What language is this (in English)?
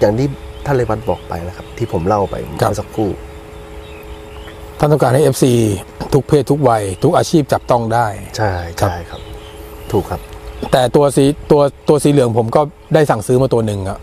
Thai